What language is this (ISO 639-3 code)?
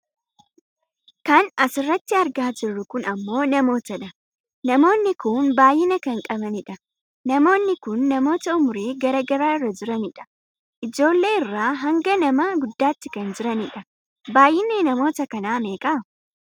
orm